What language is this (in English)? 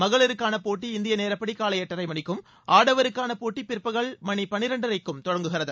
Tamil